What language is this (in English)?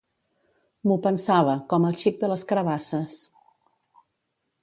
Catalan